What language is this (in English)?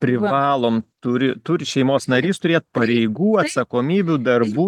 Lithuanian